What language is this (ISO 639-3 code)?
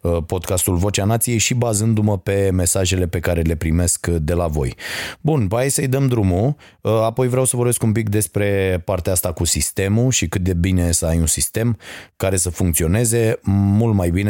ron